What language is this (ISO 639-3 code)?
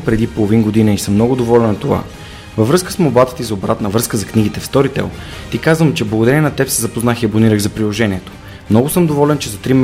bul